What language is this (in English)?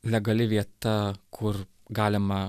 Lithuanian